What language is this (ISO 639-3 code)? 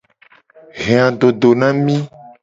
gej